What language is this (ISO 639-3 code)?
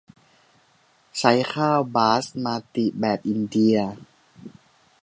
tha